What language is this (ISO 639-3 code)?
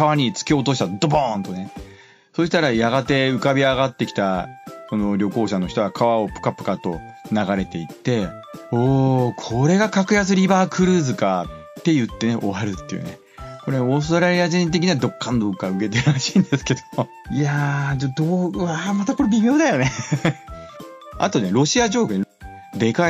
jpn